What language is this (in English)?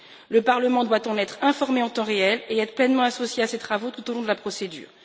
French